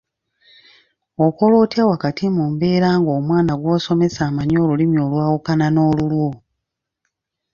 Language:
Ganda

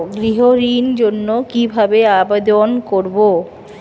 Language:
Bangla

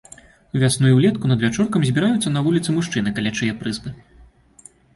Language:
Belarusian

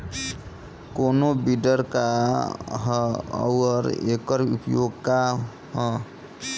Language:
Bhojpuri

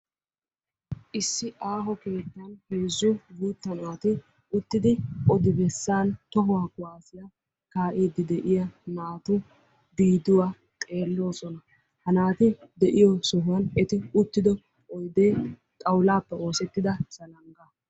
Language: Wolaytta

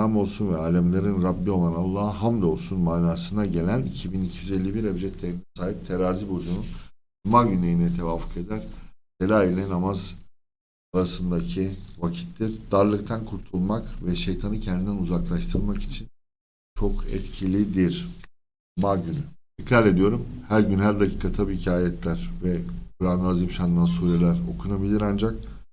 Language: Turkish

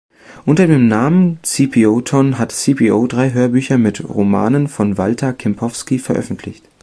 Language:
German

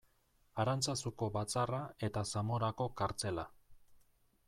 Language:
Basque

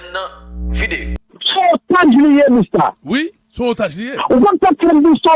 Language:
French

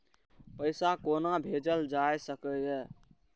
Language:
Maithili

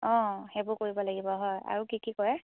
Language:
Assamese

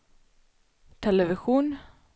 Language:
Swedish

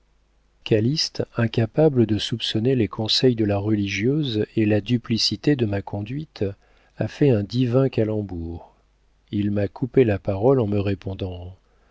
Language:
French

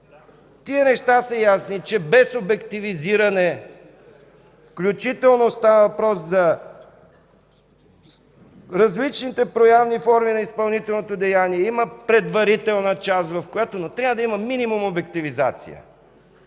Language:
Bulgarian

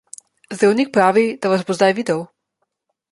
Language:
Slovenian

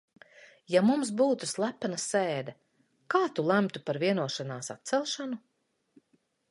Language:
Latvian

